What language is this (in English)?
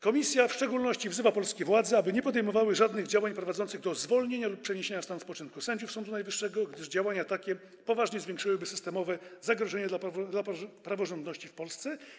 Polish